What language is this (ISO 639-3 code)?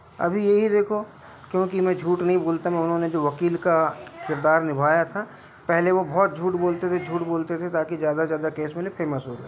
hin